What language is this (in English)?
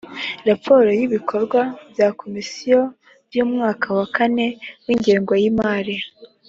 Kinyarwanda